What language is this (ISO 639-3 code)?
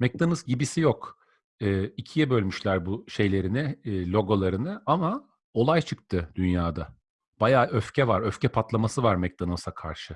tur